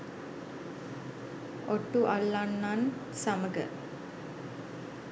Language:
Sinhala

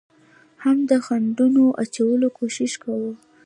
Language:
Pashto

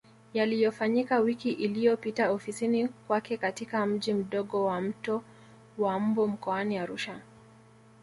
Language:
Swahili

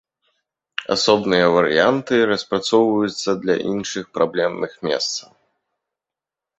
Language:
Belarusian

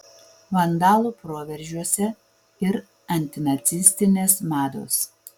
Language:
Lithuanian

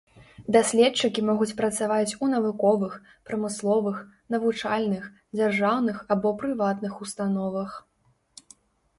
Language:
Belarusian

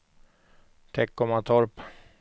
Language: Swedish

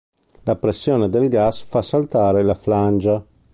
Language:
Italian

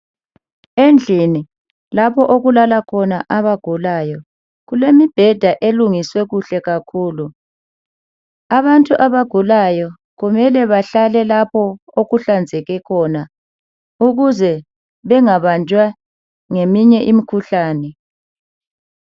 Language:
North Ndebele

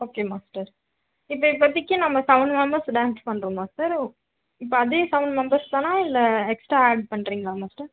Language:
Tamil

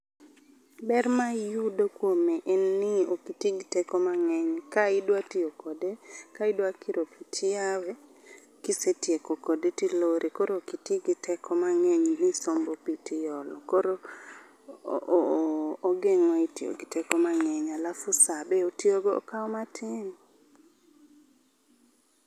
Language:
Luo (Kenya and Tanzania)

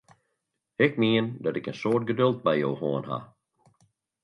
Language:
Western Frisian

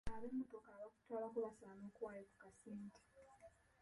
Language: Ganda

